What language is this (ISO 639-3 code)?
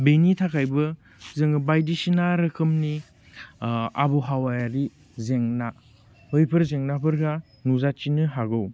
brx